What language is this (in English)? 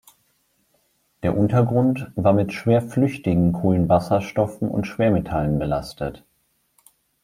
German